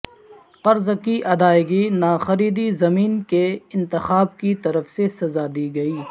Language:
Urdu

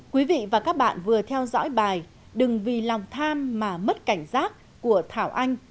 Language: Vietnamese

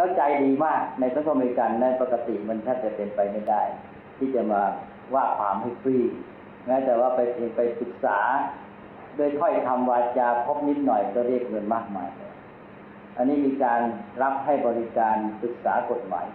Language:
Thai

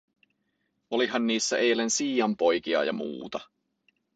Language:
Finnish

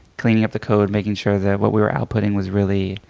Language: English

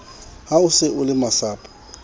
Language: Southern Sotho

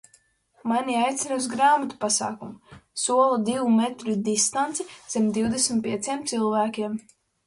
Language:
Latvian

